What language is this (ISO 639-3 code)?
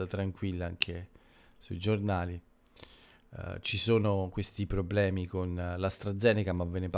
ita